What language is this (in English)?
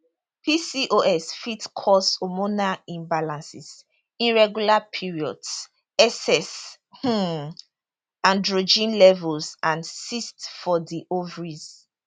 Nigerian Pidgin